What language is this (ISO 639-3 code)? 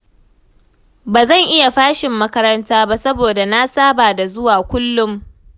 hau